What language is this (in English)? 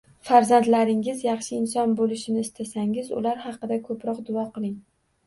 Uzbek